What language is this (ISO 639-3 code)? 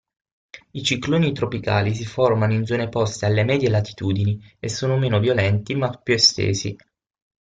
ita